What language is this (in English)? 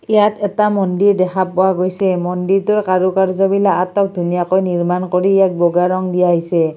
Assamese